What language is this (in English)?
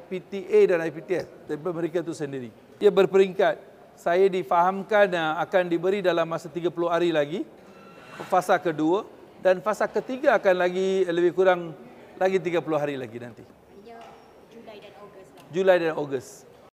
Malay